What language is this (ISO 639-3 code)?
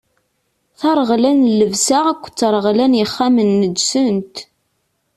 kab